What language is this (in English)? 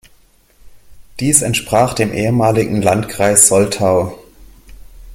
German